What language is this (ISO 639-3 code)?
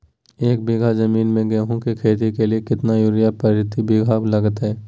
mag